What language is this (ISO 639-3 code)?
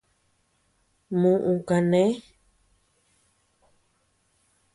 cux